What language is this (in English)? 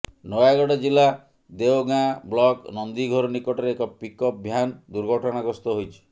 Odia